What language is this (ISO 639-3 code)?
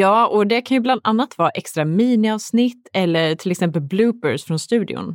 swe